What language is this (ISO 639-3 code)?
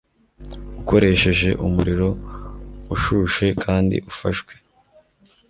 kin